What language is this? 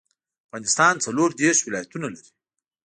Pashto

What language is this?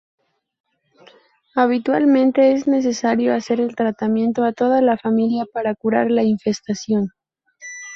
Spanish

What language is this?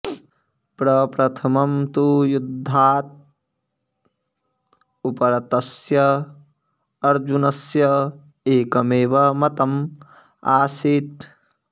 Sanskrit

